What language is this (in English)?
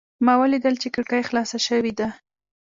Pashto